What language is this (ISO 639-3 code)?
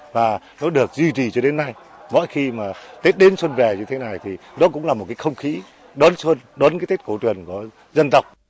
vie